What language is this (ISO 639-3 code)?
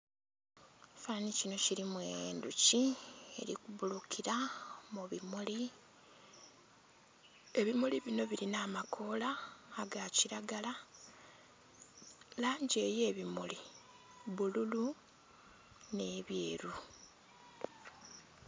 xog